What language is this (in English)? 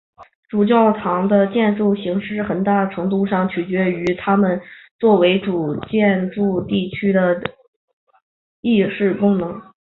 Chinese